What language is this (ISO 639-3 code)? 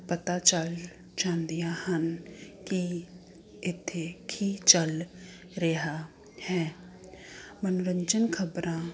pan